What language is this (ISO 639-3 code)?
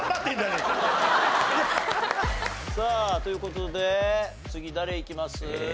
jpn